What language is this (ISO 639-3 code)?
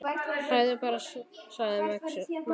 isl